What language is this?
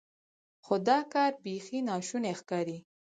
Pashto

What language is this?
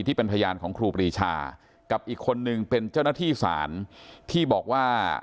Thai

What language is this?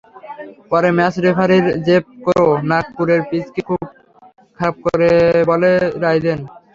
Bangla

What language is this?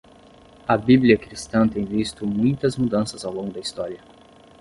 Portuguese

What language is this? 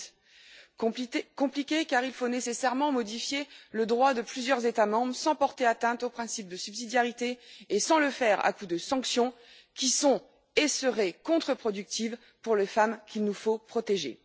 French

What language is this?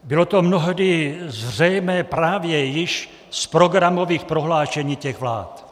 Czech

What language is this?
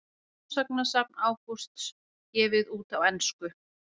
Icelandic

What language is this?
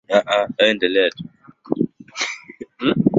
Swahili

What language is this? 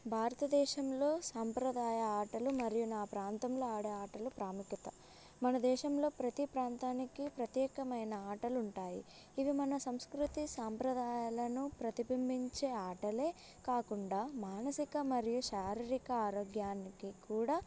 Telugu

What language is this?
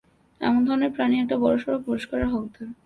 Bangla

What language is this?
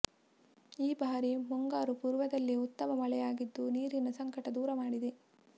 Kannada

